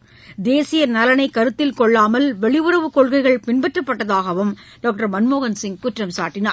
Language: Tamil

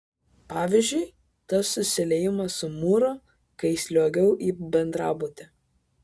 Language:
Lithuanian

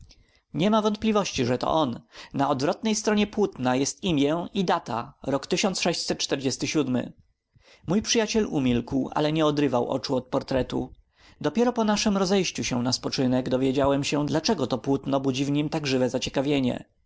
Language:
Polish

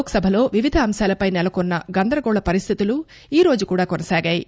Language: Telugu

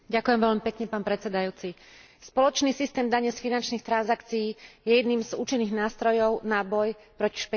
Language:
Slovak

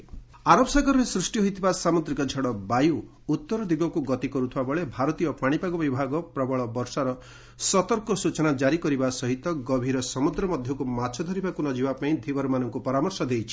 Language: Odia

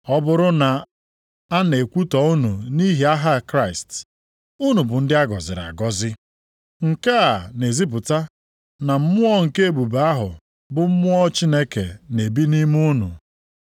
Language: Igbo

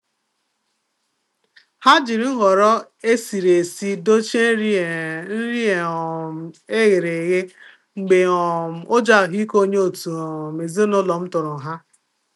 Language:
Igbo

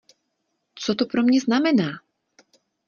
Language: Czech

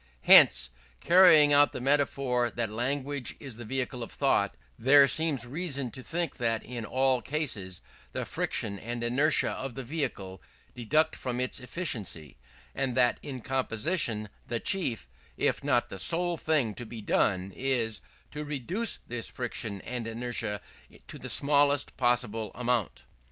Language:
English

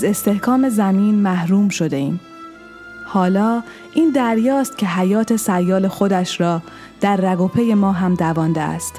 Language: Persian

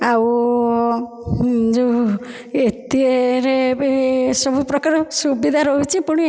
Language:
Odia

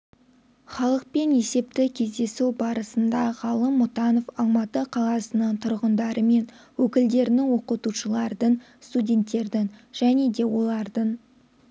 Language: Kazakh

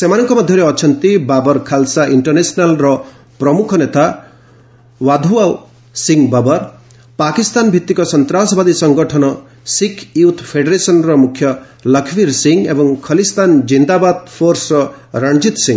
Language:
Odia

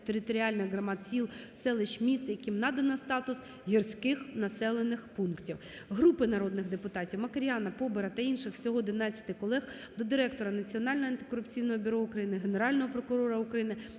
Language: Ukrainian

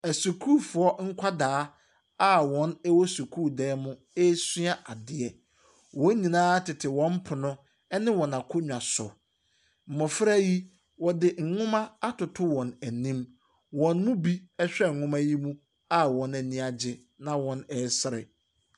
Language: Akan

